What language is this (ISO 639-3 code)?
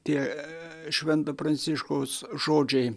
lit